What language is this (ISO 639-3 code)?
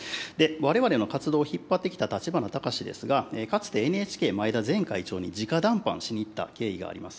jpn